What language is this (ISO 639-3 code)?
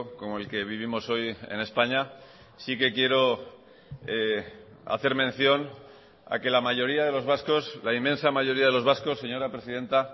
spa